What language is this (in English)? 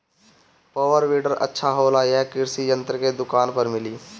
Bhojpuri